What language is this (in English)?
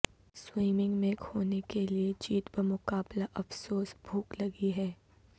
Urdu